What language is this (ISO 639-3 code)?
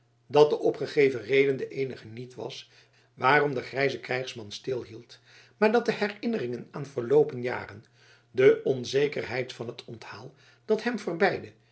nld